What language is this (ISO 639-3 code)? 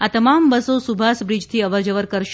guj